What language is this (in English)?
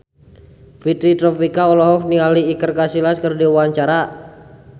Sundanese